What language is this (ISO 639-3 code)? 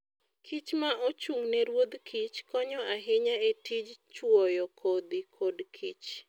luo